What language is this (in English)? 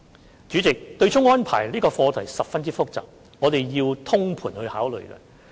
Cantonese